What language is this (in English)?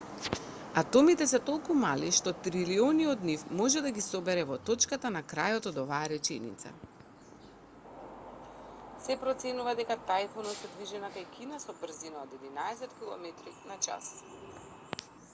Macedonian